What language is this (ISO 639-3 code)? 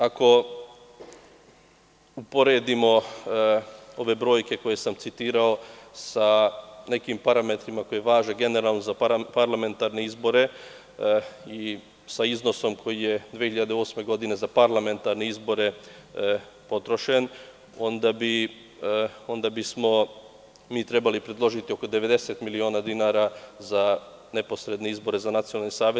srp